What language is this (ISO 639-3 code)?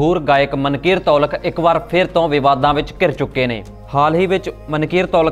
hin